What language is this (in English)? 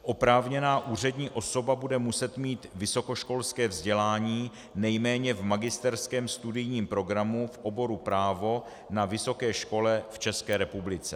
Czech